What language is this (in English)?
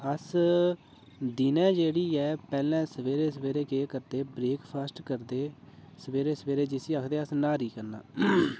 Dogri